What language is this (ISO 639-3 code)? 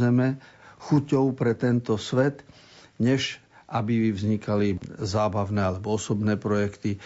slk